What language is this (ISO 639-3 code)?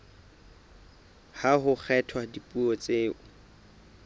sot